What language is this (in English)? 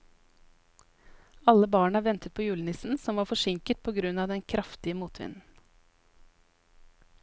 Norwegian